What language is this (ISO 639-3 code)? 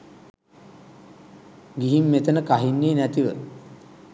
sin